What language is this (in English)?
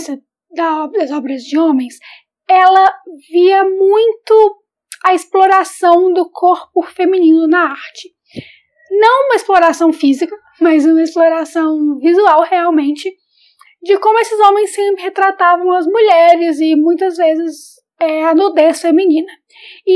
Portuguese